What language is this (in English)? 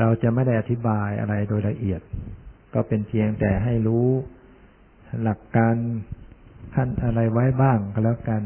Thai